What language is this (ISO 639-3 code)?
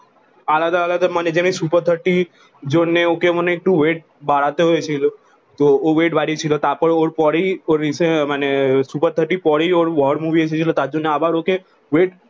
ben